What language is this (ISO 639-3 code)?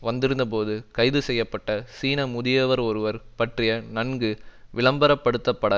tam